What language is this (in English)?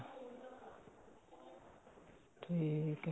Punjabi